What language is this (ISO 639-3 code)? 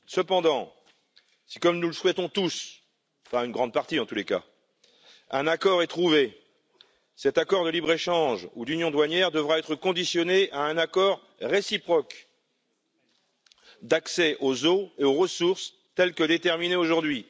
fra